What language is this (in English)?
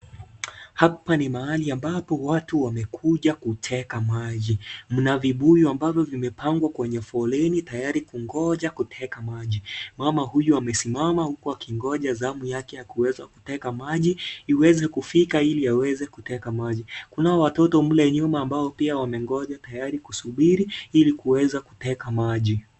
Swahili